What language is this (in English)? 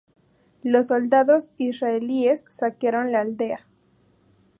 Spanish